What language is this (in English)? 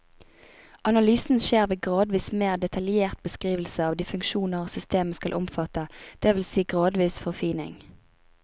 Norwegian